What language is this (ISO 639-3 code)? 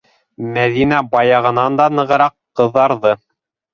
bak